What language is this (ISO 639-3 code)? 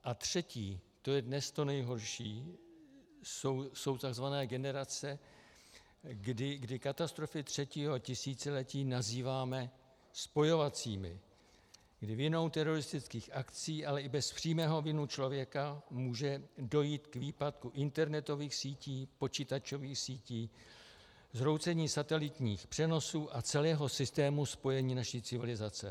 ces